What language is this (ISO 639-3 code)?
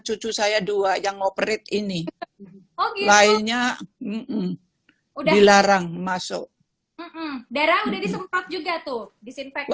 ind